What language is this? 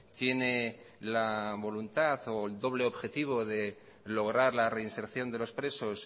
Spanish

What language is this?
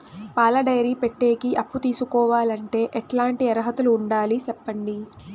Telugu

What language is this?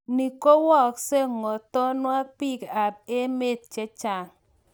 Kalenjin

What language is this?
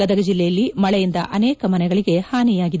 Kannada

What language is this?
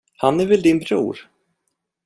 Swedish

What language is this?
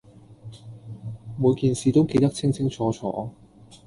Cantonese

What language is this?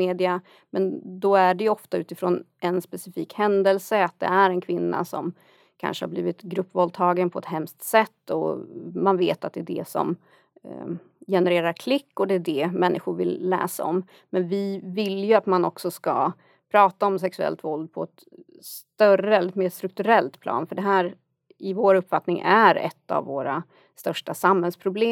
Swedish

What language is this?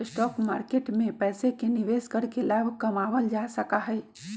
Magahi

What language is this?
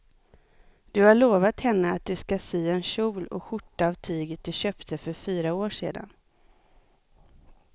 Swedish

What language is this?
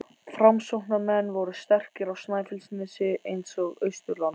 Icelandic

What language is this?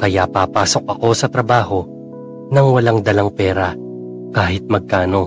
Filipino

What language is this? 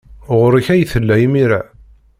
Kabyle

